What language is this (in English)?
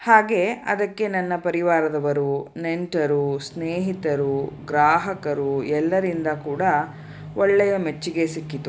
Kannada